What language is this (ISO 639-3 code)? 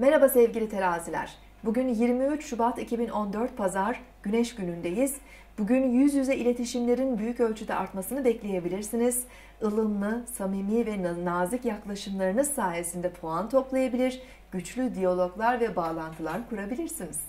tur